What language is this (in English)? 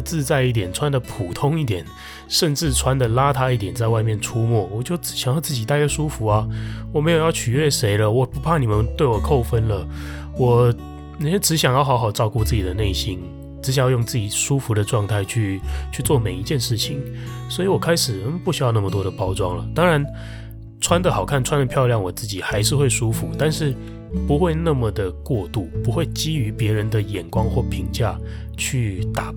Chinese